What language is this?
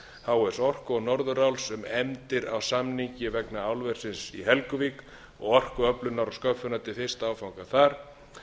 Icelandic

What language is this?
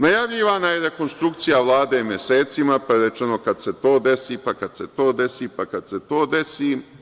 Serbian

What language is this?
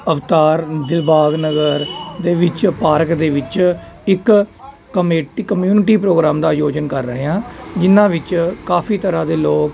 Punjabi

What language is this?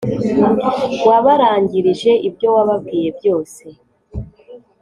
Kinyarwanda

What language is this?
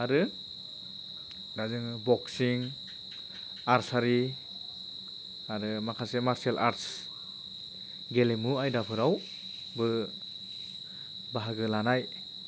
Bodo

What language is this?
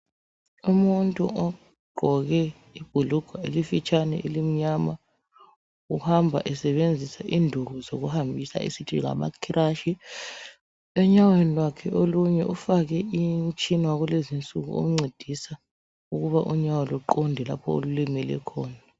North Ndebele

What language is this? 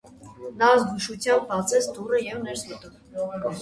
Armenian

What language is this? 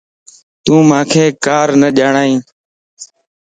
Lasi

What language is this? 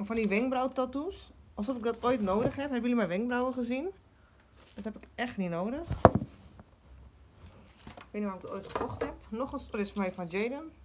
Dutch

